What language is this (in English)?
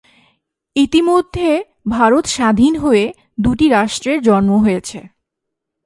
Bangla